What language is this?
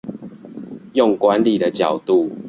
Chinese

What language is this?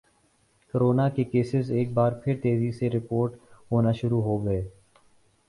Urdu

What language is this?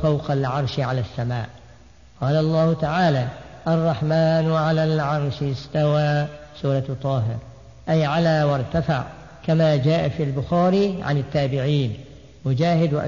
Arabic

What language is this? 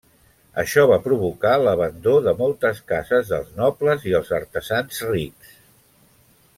Catalan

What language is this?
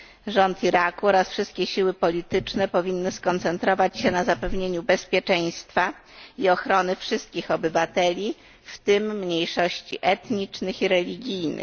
Polish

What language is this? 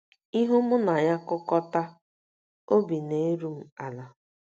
Igbo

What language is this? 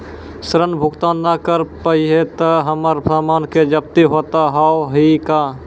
Maithili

